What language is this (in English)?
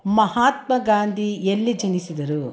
Kannada